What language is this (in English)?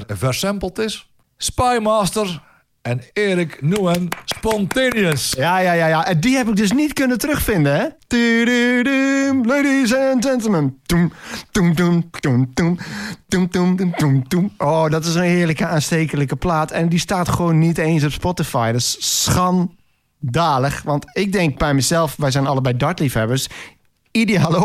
Dutch